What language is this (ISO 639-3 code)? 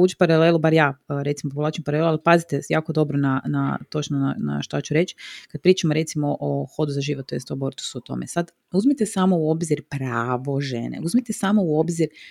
hrv